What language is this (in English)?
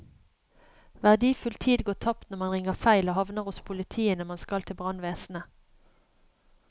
Norwegian